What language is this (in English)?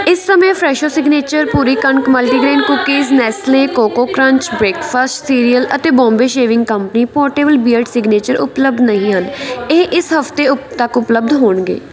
Punjabi